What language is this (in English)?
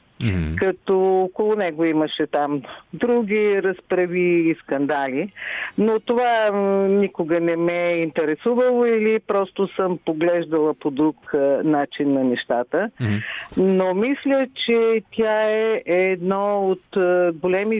Bulgarian